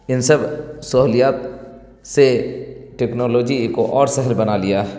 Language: Urdu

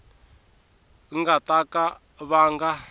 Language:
Tsonga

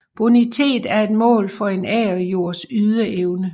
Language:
Danish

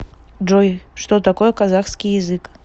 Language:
Russian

